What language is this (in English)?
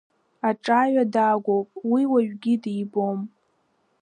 Abkhazian